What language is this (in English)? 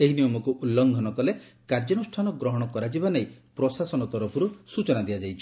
Odia